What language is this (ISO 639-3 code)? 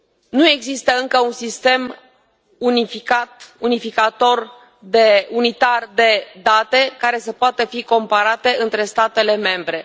ron